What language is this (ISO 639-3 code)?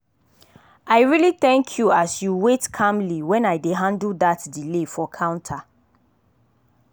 pcm